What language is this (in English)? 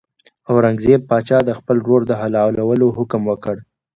Pashto